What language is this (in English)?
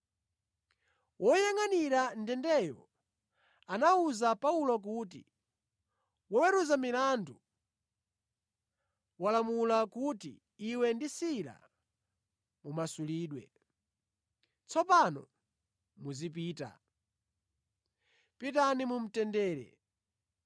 Nyanja